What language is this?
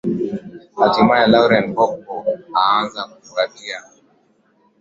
Swahili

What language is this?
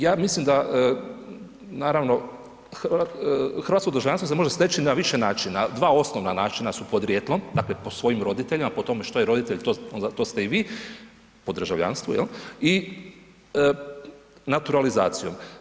Croatian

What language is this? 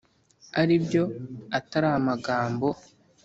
Kinyarwanda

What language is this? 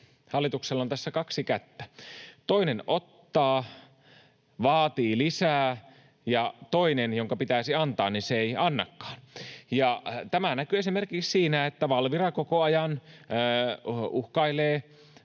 Finnish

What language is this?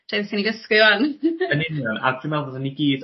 Welsh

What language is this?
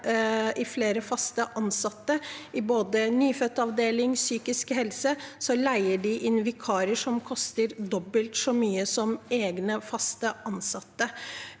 Norwegian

